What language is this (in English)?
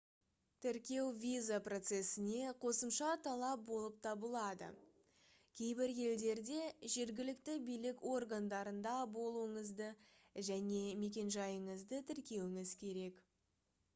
Kazakh